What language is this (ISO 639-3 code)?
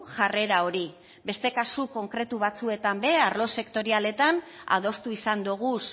eus